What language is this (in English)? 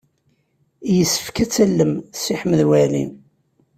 Kabyle